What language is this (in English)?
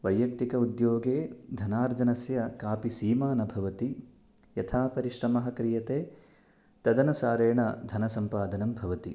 Sanskrit